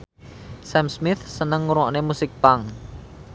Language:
Javanese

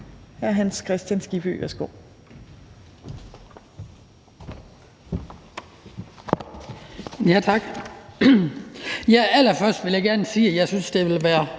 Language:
Danish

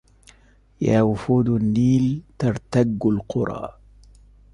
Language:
Arabic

